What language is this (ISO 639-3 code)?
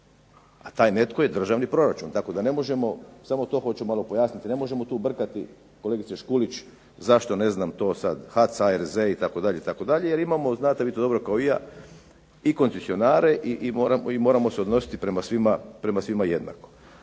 hrv